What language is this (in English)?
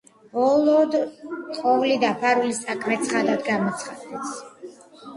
Georgian